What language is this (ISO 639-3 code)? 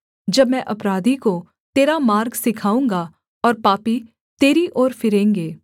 hin